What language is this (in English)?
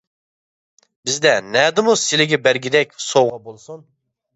Uyghur